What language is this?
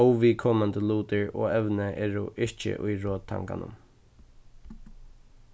Faroese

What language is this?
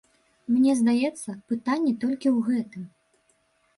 Belarusian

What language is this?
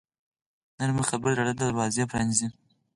Pashto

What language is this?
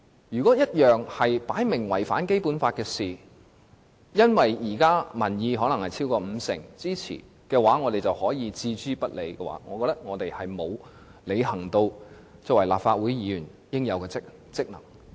Cantonese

